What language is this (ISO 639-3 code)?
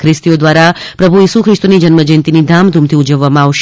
guj